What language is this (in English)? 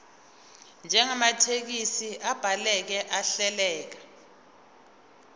Zulu